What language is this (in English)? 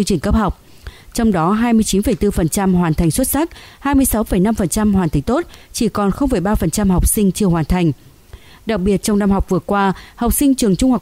Vietnamese